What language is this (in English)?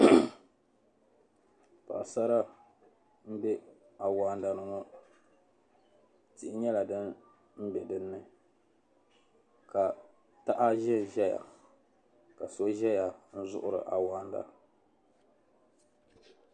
Dagbani